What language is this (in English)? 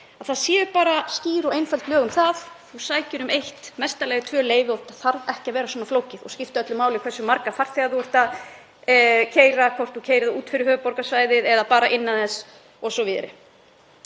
Icelandic